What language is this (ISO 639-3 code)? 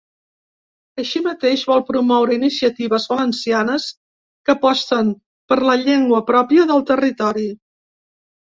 cat